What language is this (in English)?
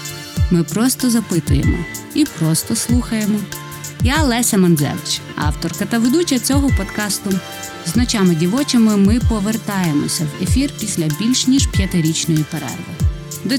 Ukrainian